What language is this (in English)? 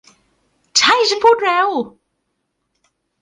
Thai